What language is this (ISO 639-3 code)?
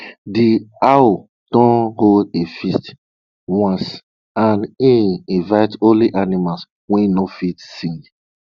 pcm